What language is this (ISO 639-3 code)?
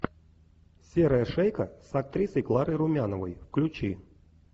rus